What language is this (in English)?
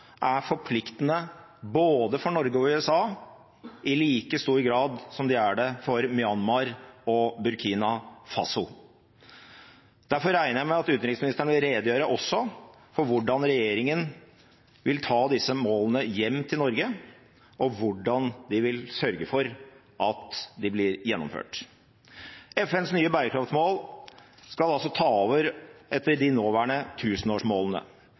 Norwegian Bokmål